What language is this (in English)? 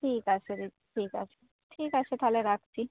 Bangla